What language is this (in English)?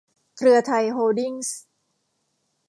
Thai